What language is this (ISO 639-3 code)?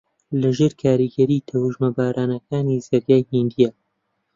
ckb